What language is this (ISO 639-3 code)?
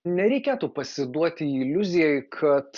lit